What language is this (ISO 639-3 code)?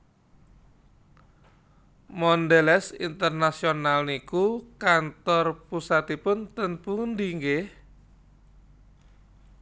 jav